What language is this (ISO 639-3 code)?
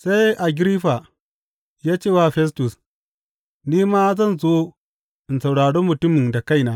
hau